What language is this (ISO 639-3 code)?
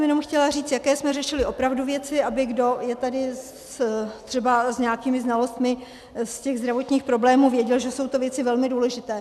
ces